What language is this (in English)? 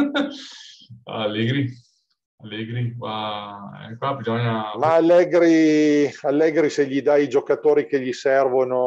Italian